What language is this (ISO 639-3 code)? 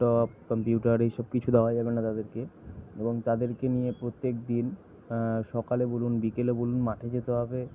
ben